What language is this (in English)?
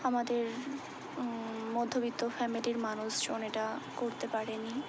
Bangla